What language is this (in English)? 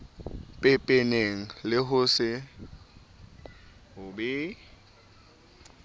Southern Sotho